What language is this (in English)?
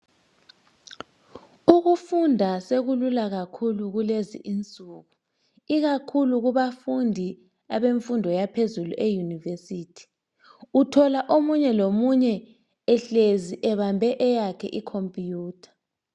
North Ndebele